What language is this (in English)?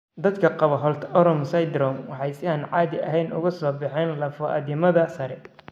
Somali